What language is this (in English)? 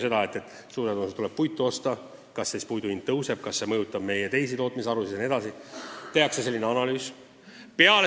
Estonian